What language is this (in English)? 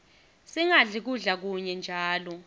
Swati